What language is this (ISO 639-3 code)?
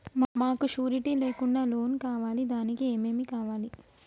tel